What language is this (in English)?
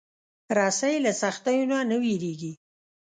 Pashto